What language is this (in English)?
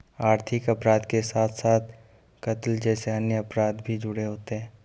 Hindi